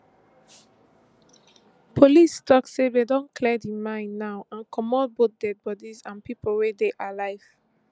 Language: Nigerian Pidgin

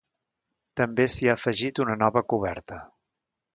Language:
Catalan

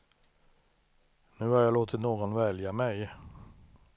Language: Swedish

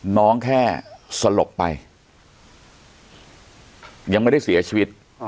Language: Thai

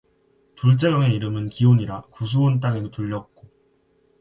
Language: Korean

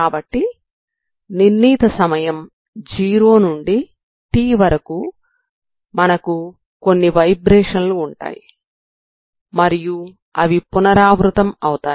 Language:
Telugu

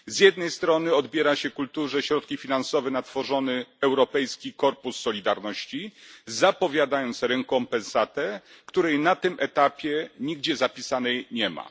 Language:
Polish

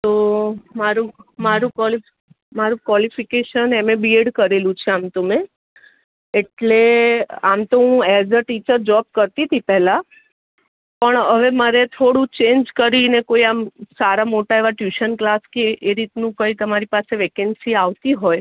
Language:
Gujarati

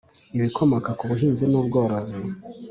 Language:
Kinyarwanda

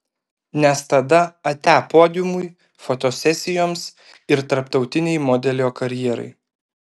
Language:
Lithuanian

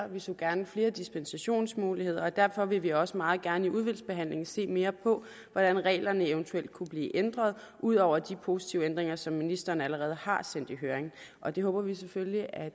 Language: Danish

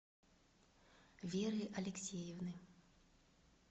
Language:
Russian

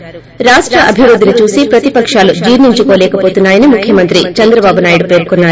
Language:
Telugu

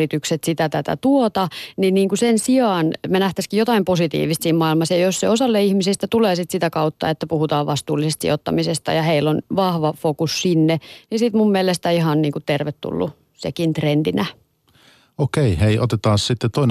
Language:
Finnish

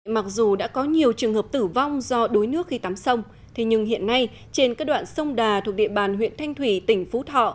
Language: Vietnamese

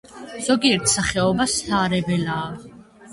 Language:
Georgian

